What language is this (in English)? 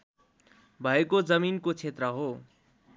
Nepali